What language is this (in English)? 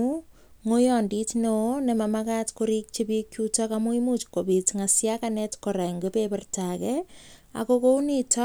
Kalenjin